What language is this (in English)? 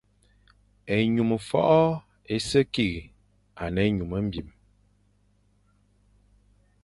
Fang